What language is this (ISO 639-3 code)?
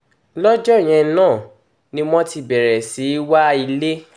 yor